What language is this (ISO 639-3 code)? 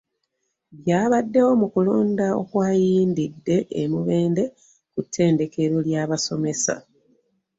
lug